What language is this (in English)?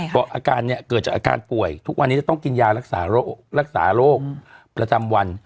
Thai